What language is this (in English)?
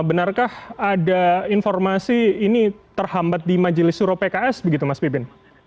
Indonesian